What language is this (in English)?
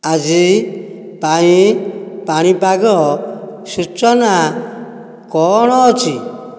Odia